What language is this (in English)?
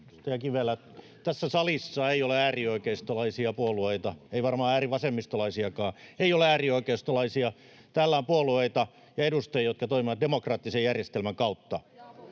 Finnish